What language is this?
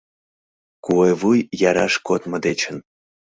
Mari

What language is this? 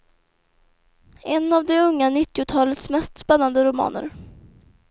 Swedish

